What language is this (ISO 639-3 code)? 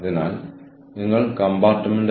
mal